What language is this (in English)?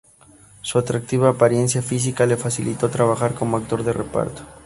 Spanish